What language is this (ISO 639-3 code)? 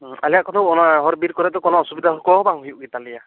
sat